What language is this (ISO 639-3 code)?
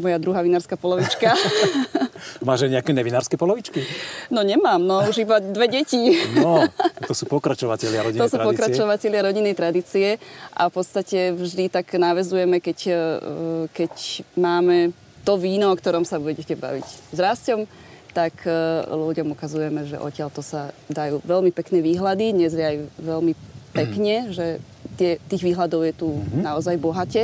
slk